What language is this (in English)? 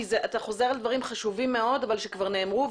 Hebrew